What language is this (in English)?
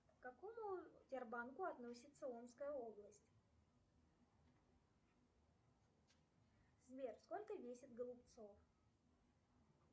Russian